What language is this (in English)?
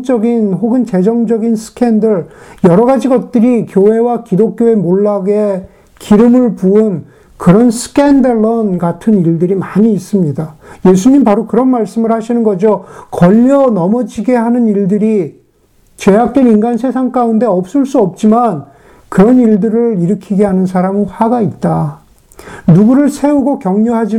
Korean